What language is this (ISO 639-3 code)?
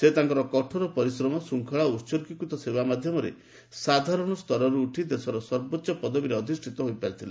ori